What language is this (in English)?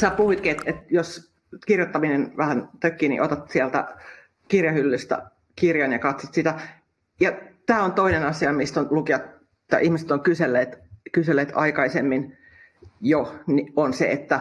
Finnish